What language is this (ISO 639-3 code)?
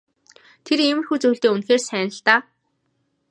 mon